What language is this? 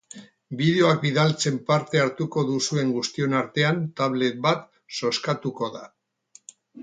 Basque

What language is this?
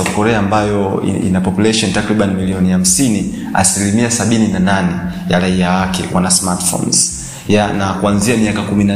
Swahili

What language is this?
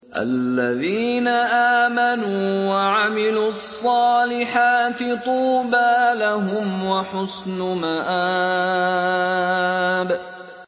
Arabic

